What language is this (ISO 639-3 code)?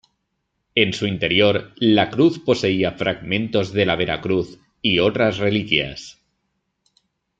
spa